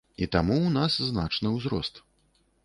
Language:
Belarusian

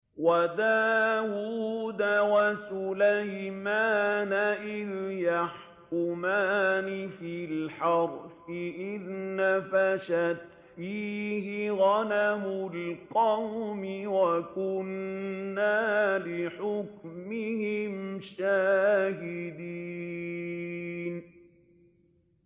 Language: Arabic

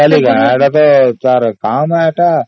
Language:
Odia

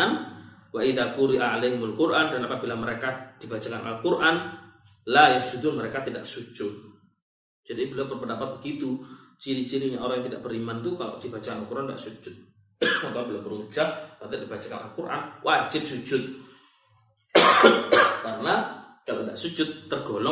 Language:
Malay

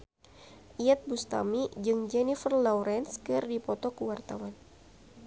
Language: Sundanese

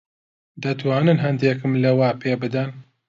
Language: Central Kurdish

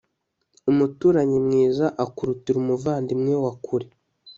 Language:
Kinyarwanda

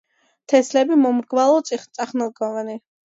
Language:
Georgian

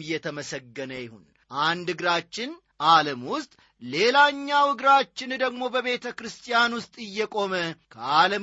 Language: Amharic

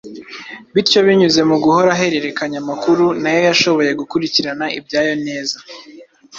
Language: Kinyarwanda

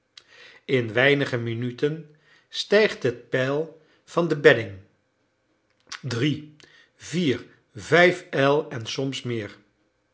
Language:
Dutch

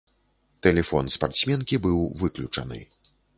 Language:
Belarusian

